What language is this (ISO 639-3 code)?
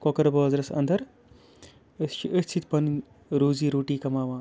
kas